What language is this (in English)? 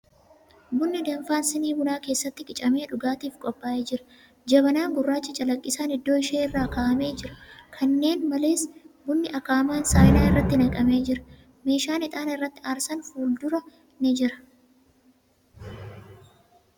Oromo